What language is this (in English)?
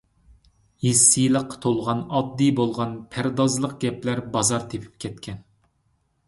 Uyghur